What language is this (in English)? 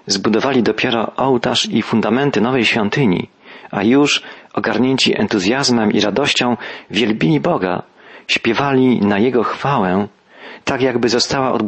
Polish